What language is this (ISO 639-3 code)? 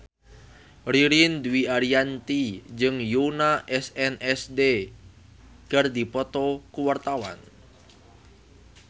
sun